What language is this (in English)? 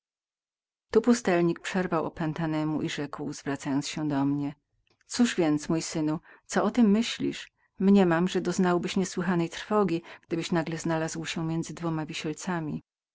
Polish